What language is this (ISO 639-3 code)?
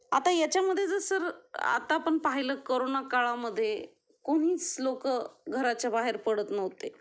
mar